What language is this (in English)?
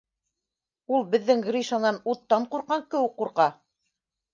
Bashkir